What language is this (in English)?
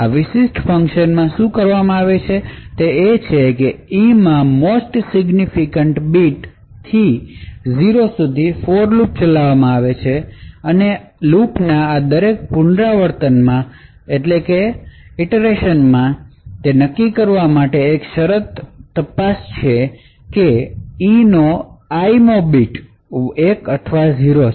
Gujarati